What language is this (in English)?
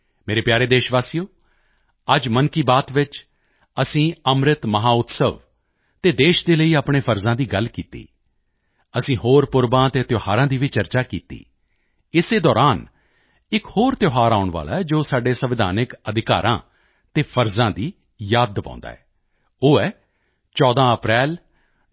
Punjabi